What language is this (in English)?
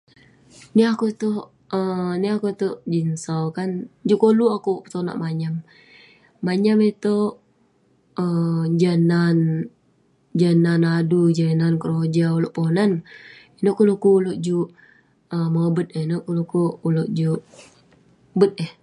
Western Penan